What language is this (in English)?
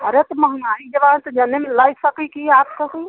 Hindi